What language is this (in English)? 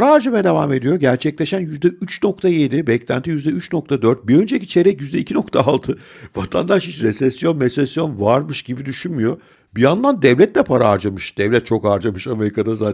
Turkish